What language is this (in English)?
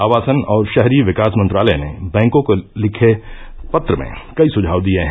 Hindi